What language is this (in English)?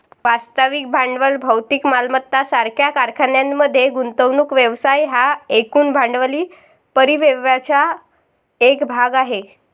Marathi